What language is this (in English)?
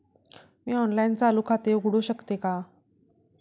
Marathi